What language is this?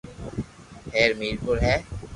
Loarki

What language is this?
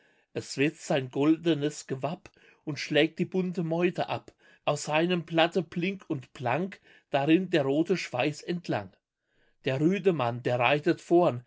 German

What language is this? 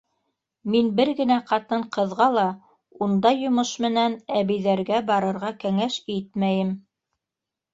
Bashkir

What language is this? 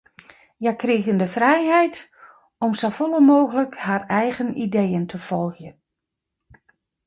Western Frisian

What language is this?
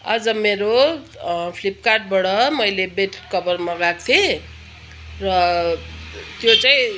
Nepali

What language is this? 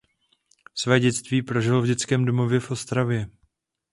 Czech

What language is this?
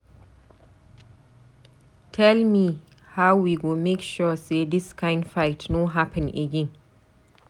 Nigerian Pidgin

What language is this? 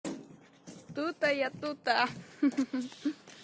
Russian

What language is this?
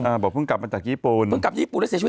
Thai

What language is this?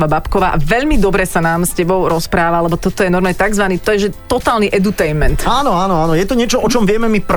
Slovak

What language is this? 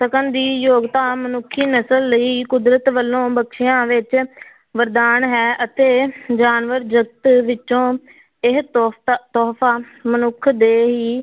Punjabi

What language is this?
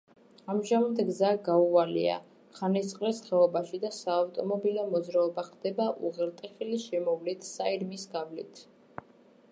Georgian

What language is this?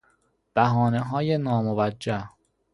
Persian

